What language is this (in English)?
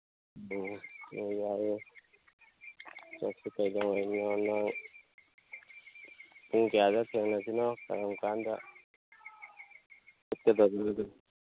Manipuri